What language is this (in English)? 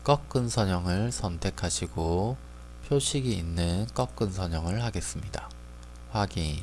Korean